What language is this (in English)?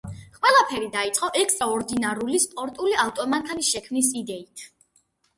Georgian